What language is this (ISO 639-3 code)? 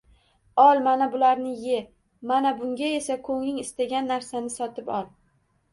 uzb